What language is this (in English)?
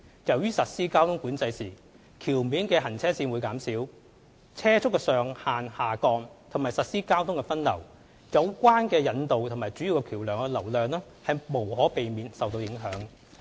Cantonese